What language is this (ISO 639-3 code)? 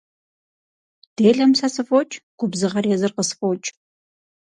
kbd